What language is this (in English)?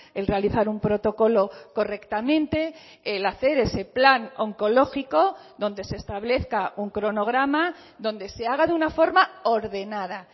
Spanish